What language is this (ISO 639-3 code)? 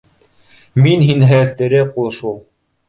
bak